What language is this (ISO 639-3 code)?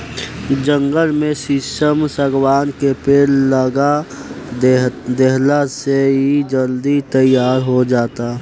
bho